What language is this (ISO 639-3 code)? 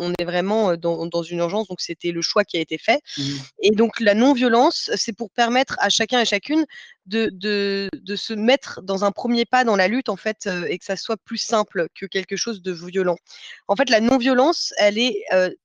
fra